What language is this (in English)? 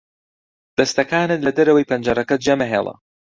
Central Kurdish